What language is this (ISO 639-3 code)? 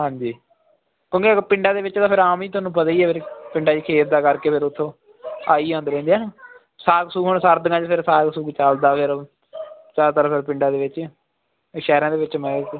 pan